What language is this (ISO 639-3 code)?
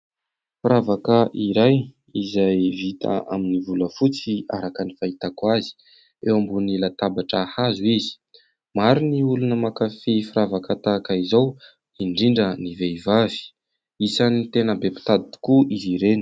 mlg